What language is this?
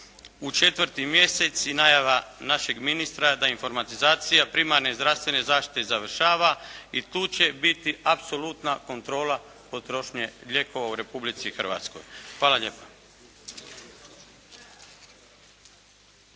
Croatian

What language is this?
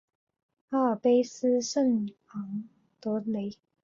Chinese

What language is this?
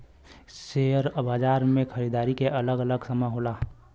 Bhojpuri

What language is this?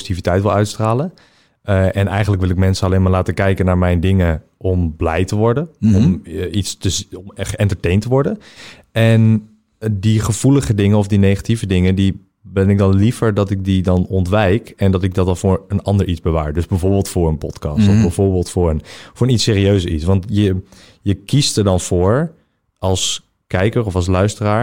Dutch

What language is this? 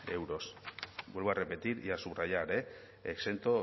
Spanish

